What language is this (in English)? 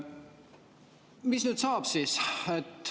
Estonian